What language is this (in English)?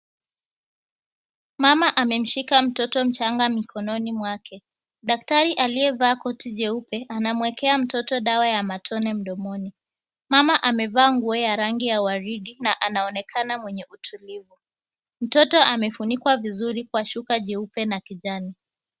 Swahili